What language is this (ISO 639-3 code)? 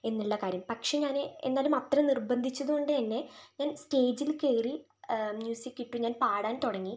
mal